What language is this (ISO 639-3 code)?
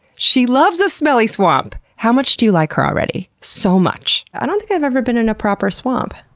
eng